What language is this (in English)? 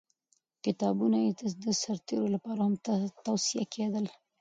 Pashto